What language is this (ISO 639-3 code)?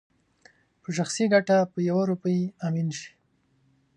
pus